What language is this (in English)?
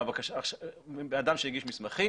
Hebrew